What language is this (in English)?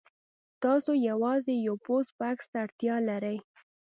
Pashto